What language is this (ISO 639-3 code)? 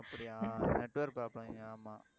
tam